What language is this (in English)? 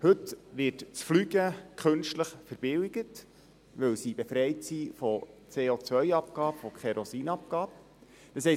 Swiss German